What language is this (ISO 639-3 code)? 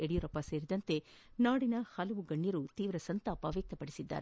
kan